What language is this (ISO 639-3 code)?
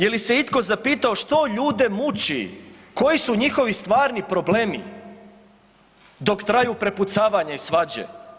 hrv